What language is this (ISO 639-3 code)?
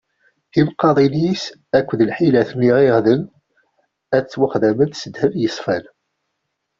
kab